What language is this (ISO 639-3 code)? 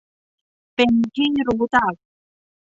tha